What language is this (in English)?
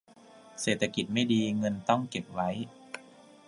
Thai